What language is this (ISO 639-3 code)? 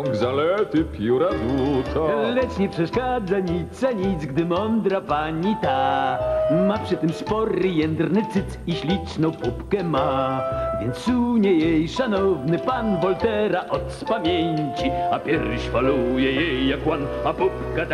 pol